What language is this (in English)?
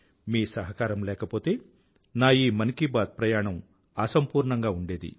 Telugu